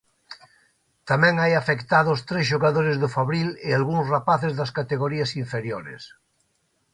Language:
Galician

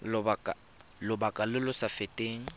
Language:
Tswana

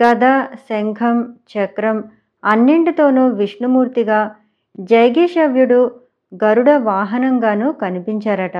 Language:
Telugu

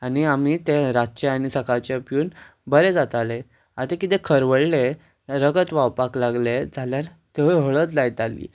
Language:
Konkani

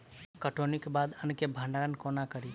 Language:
Maithili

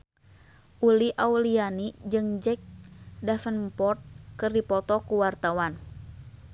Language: Sundanese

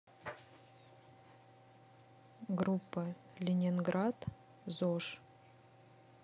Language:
Russian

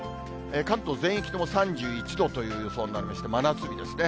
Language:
Japanese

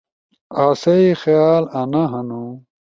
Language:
Ushojo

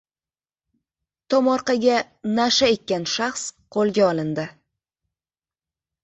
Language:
Uzbek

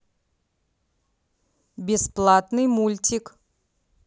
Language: Russian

